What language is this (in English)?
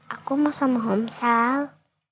Indonesian